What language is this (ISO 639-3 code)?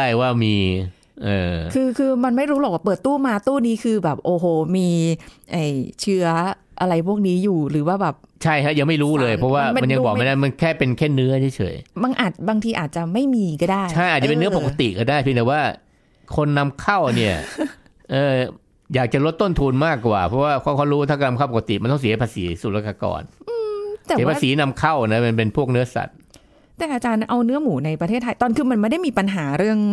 tha